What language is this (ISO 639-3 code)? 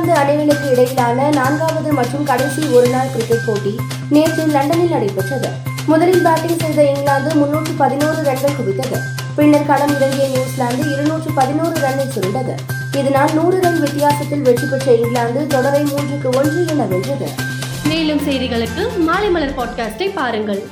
tam